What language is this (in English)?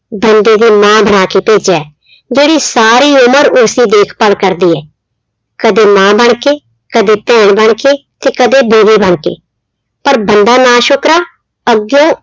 Punjabi